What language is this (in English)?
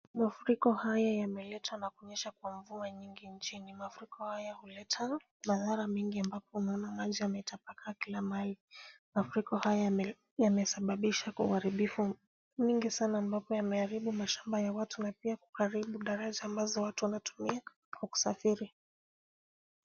Swahili